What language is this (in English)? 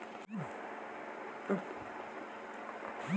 Bhojpuri